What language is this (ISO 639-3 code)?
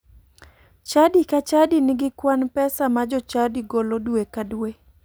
luo